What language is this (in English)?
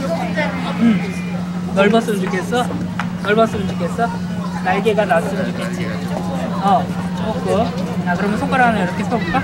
Korean